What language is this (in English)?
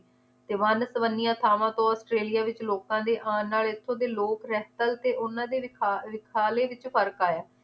Punjabi